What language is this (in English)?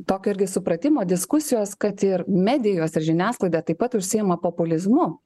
Lithuanian